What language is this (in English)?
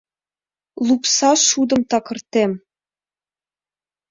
Mari